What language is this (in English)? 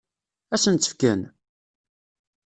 Kabyle